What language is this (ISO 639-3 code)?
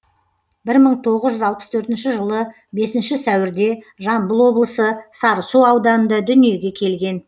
kaz